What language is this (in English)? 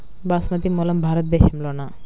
Telugu